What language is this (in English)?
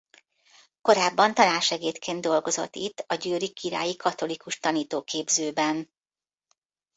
Hungarian